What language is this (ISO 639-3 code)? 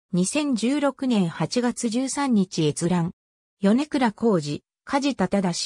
jpn